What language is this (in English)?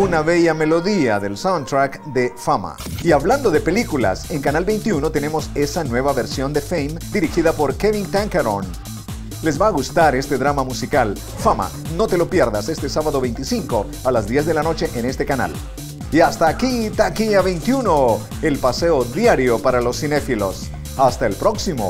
Spanish